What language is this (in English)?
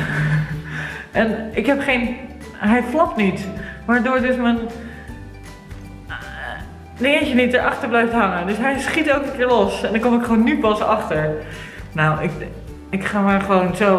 Dutch